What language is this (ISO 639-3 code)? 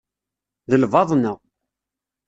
kab